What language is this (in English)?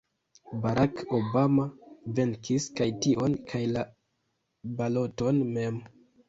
Esperanto